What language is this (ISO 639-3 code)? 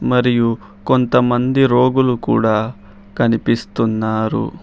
tel